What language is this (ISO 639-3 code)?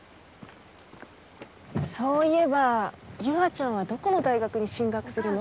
jpn